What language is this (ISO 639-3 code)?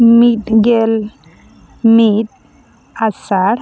sat